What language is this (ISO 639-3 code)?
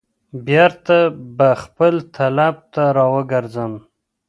pus